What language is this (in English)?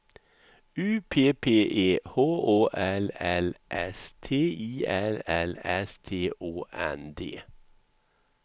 Swedish